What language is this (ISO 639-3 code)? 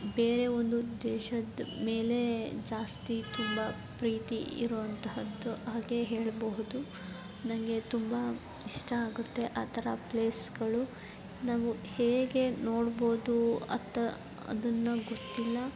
kan